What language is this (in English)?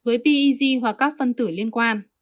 Vietnamese